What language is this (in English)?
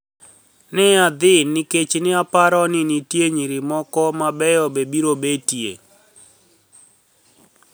Luo (Kenya and Tanzania)